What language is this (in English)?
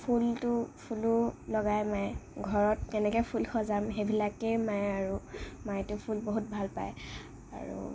Assamese